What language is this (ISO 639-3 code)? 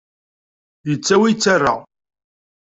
kab